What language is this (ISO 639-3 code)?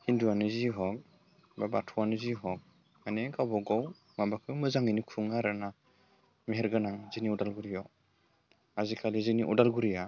brx